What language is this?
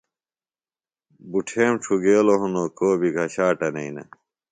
Phalura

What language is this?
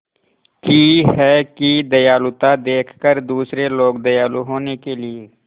Hindi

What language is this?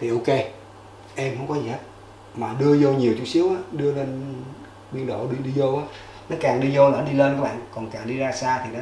Vietnamese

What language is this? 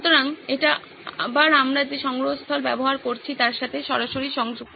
Bangla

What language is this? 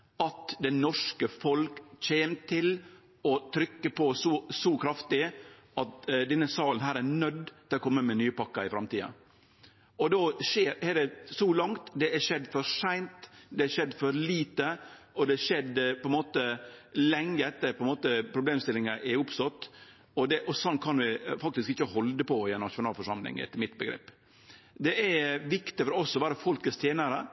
Norwegian Nynorsk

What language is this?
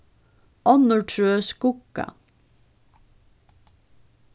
Faroese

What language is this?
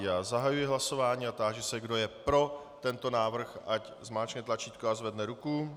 Czech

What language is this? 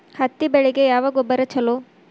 Kannada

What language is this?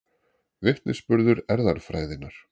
Icelandic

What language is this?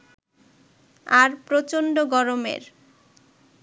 Bangla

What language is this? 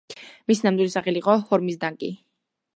Georgian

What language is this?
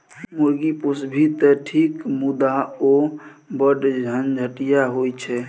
Maithili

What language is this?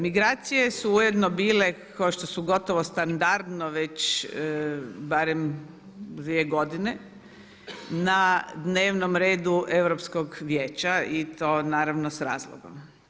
Croatian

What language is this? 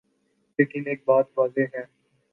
Urdu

